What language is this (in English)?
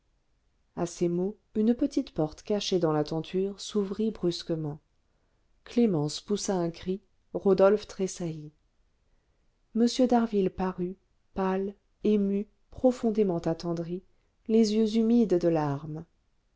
French